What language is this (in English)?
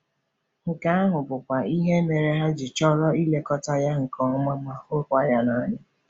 Igbo